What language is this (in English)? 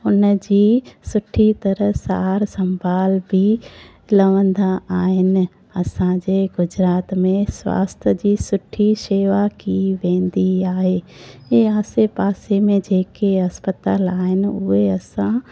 Sindhi